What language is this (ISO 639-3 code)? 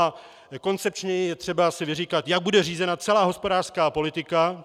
ces